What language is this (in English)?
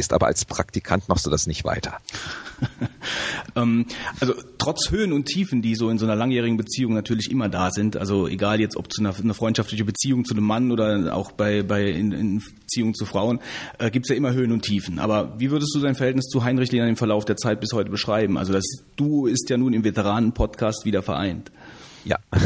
German